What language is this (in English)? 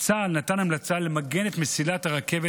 Hebrew